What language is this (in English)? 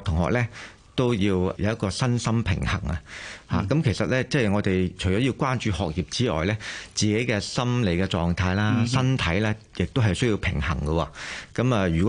Chinese